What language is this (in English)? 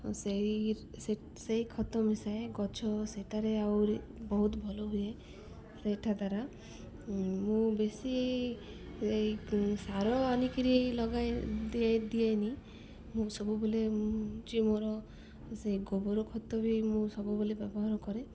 Odia